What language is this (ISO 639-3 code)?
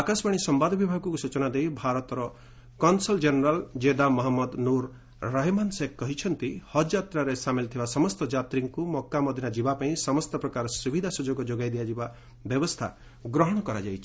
ori